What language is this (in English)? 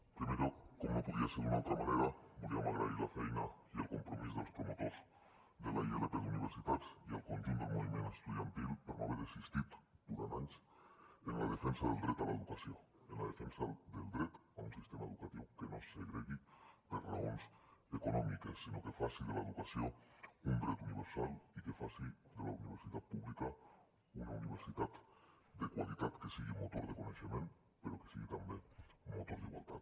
Catalan